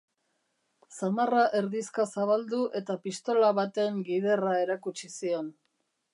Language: Basque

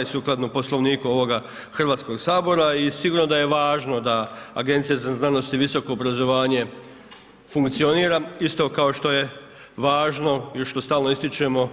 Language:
Croatian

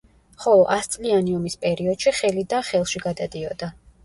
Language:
Georgian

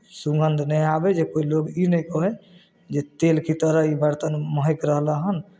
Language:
Maithili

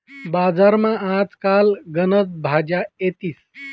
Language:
Marathi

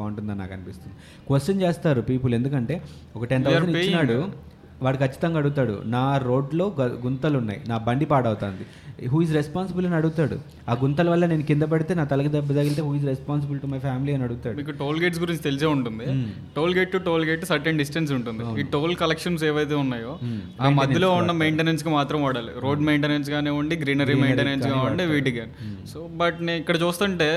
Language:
Telugu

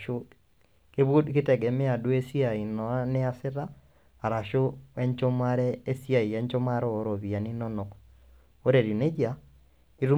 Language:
Masai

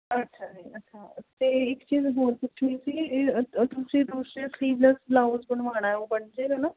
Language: Punjabi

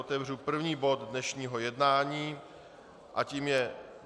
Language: Czech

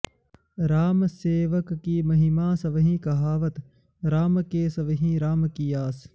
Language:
Sanskrit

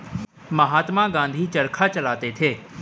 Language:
Hindi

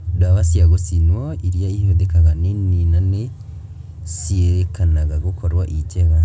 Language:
Kikuyu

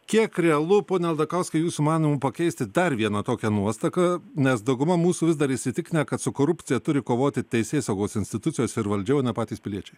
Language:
Lithuanian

